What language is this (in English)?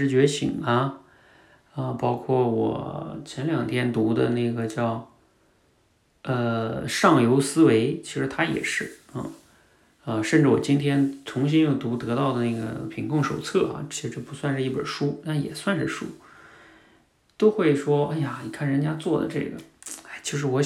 Chinese